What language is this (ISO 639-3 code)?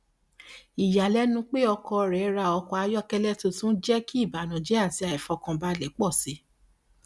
yor